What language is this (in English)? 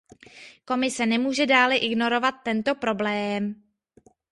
Czech